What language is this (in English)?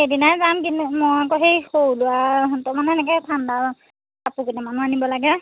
Assamese